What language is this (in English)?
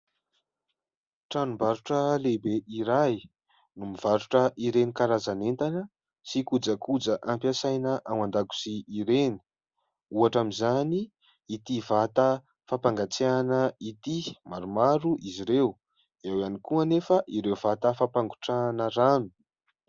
Malagasy